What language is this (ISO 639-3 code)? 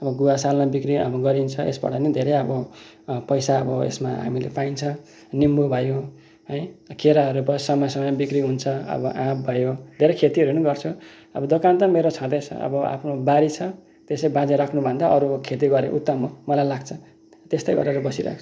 nep